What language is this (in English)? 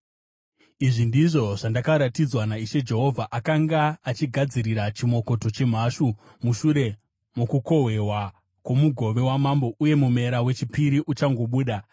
Shona